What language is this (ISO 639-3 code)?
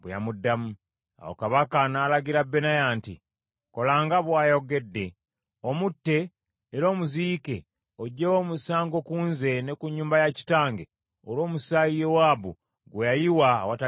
lug